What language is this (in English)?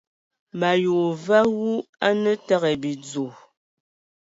Ewondo